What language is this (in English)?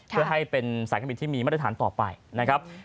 Thai